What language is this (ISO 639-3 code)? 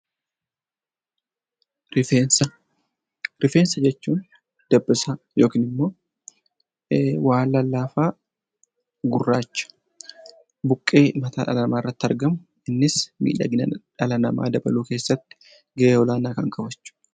orm